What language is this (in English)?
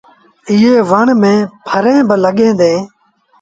Sindhi Bhil